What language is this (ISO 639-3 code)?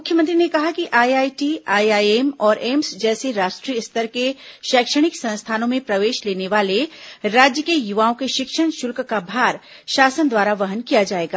hin